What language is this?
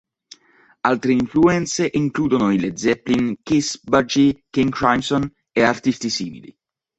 Italian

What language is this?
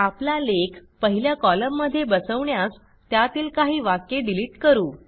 Marathi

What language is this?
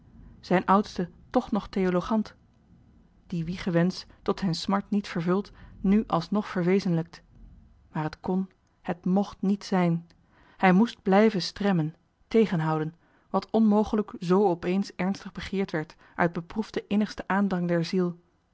Dutch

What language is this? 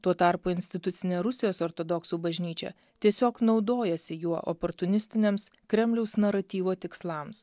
Lithuanian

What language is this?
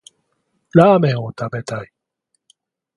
Japanese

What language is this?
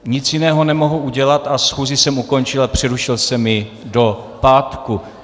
Czech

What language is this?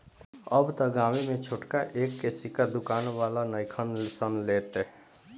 Bhojpuri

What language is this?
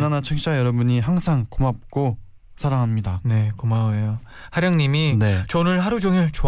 Korean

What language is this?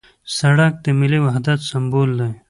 Pashto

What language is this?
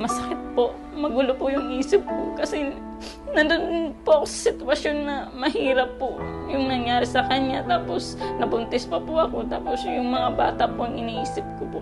Filipino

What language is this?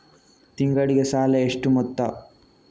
Kannada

